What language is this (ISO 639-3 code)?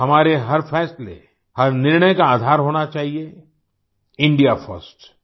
hin